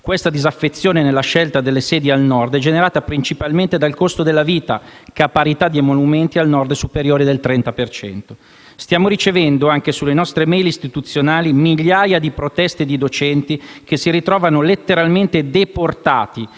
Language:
Italian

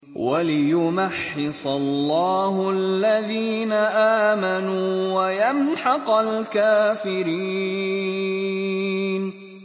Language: Arabic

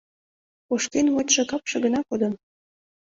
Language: Mari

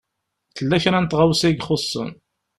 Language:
Kabyle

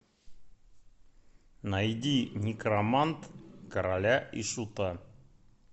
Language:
Russian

